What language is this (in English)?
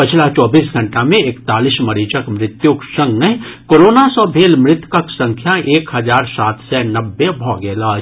Maithili